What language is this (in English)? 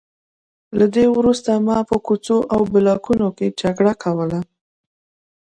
Pashto